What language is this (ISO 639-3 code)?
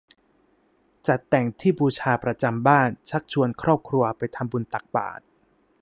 tha